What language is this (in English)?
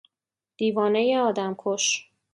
Persian